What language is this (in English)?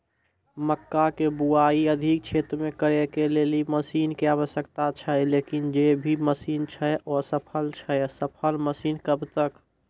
Maithili